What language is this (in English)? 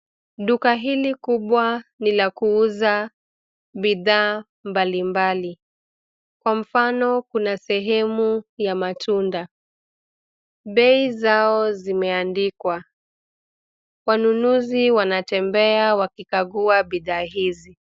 Swahili